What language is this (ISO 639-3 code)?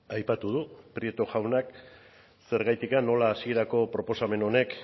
eus